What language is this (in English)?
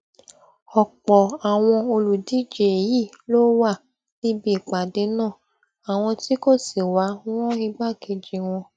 Yoruba